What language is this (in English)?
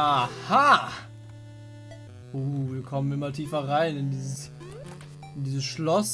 German